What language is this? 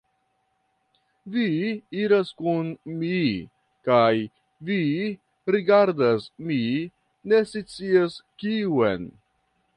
Esperanto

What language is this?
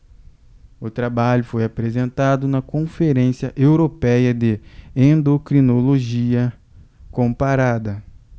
Portuguese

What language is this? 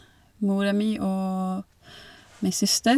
Norwegian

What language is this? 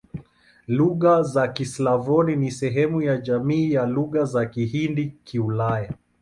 Swahili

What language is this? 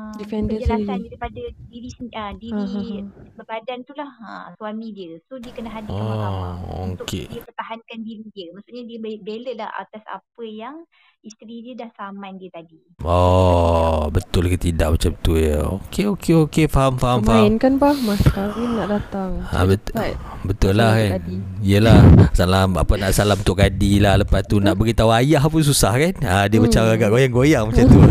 Malay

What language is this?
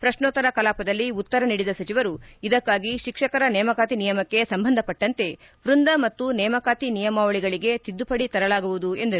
Kannada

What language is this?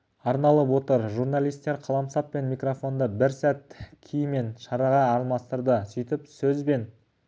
Kazakh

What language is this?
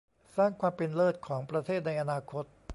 Thai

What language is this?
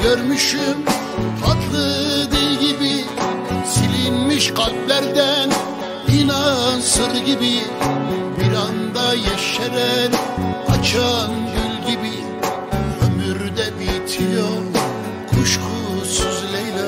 Turkish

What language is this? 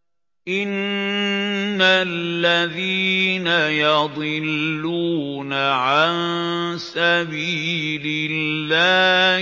Arabic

